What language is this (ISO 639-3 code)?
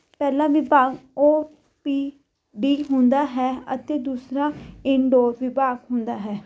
pan